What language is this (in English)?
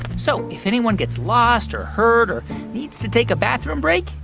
English